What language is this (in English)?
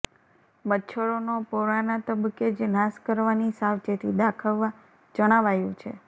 Gujarati